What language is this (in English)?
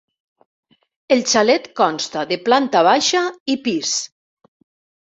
Catalan